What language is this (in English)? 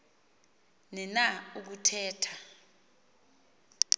Xhosa